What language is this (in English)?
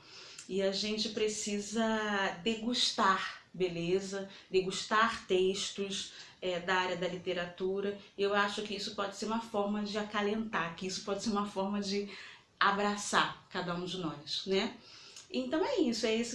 Portuguese